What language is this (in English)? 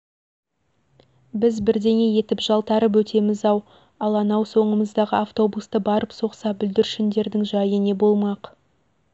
Kazakh